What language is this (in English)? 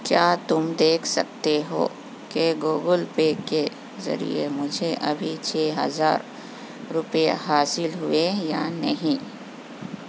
Urdu